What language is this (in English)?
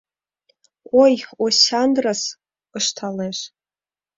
Mari